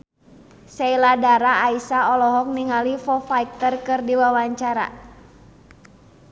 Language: Sundanese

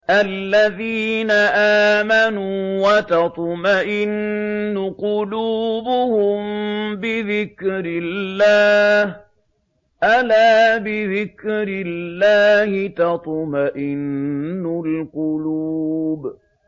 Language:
Arabic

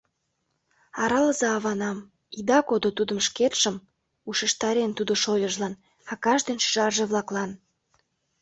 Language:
Mari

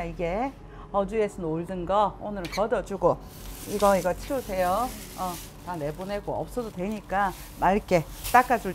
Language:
Korean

